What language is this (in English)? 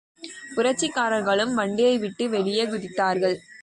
Tamil